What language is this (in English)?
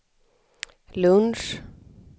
Swedish